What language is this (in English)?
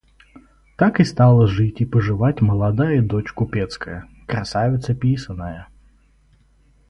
Russian